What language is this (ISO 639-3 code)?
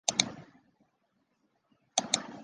zho